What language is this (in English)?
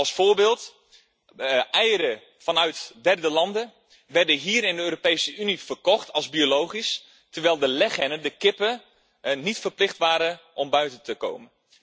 Dutch